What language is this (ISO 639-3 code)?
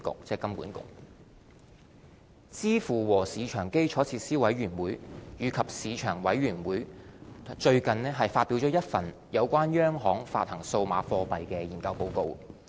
yue